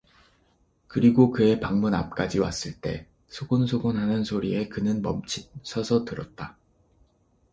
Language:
Korean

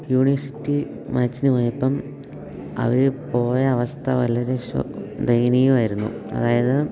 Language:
Malayalam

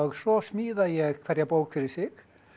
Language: Icelandic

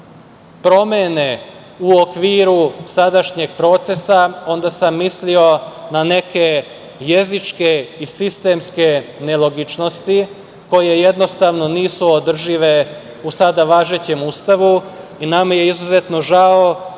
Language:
Serbian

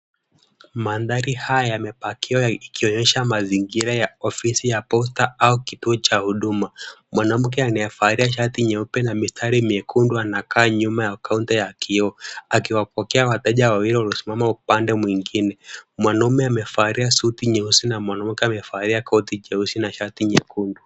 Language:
Swahili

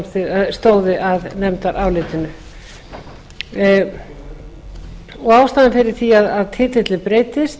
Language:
Icelandic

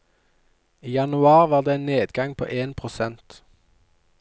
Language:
Norwegian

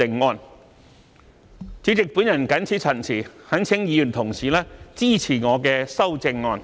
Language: Cantonese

